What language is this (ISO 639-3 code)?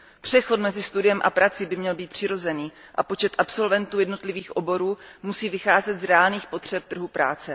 ces